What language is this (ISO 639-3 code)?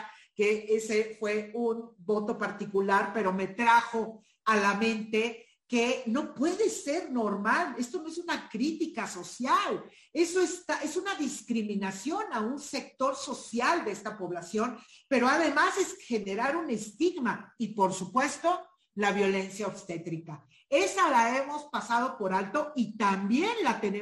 spa